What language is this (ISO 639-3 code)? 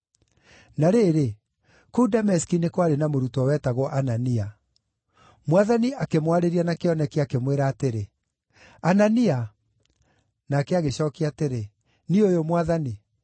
kik